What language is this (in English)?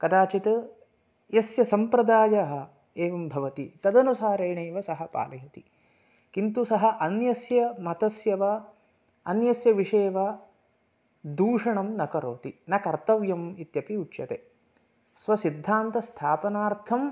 Sanskrit